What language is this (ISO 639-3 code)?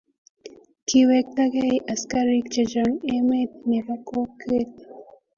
kln